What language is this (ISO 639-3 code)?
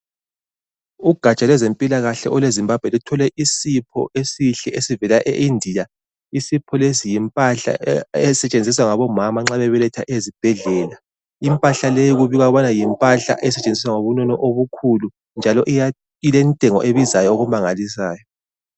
nde